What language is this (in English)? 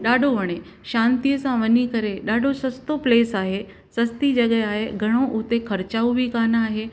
Sindhi